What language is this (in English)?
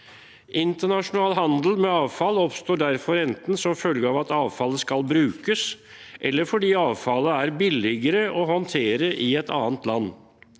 Norwegian